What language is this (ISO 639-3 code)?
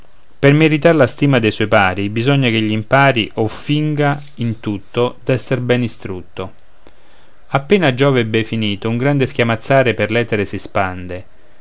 ita